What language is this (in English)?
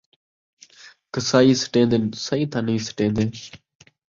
Saraiki